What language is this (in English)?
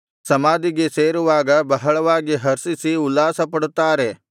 Kannada